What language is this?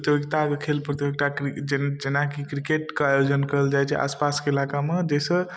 Maithili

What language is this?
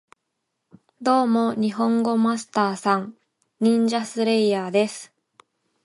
Japanese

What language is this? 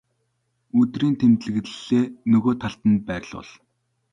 Mongolian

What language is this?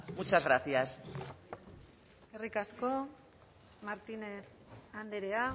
Basque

